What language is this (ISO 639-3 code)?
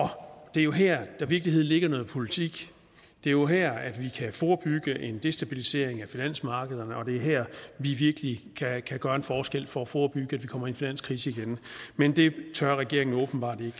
dan